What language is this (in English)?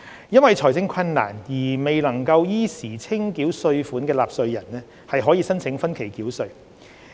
Cantonese